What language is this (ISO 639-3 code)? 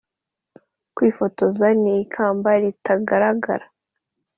kin